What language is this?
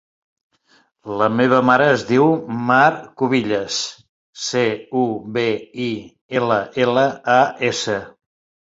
Catalan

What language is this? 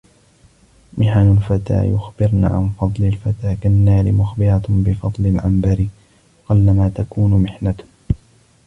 Arabic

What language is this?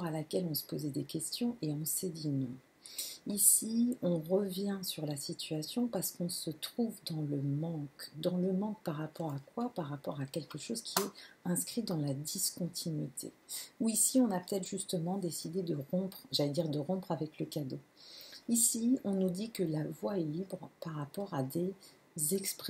French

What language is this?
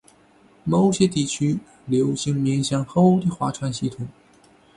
Chinese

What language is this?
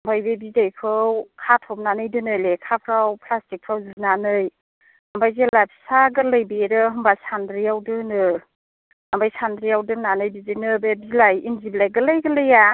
Bodo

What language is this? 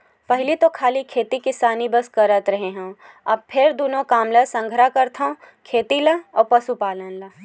Chhattisgarhi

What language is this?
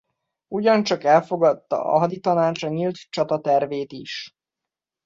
Hungarian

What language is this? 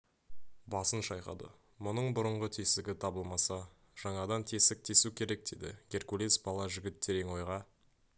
Kazakh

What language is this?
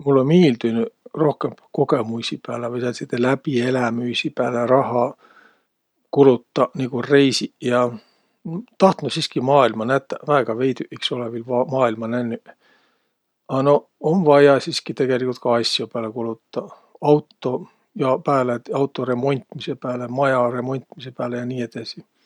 Võro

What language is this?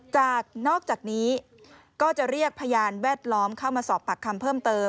Thai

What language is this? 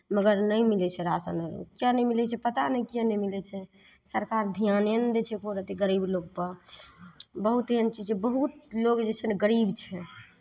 Maithili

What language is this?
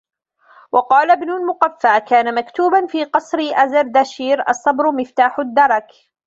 Arabic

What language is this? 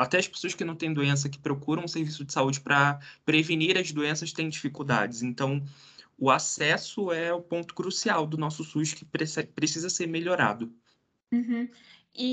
Portuguese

